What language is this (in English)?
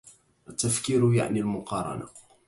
Arabic